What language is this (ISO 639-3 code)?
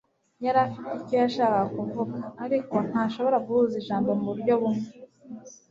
kin